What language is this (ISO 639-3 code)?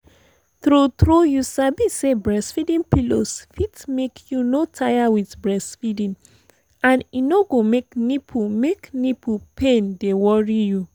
pcm